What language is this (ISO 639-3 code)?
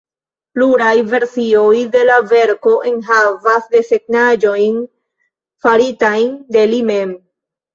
epo